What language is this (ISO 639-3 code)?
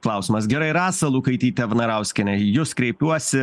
lit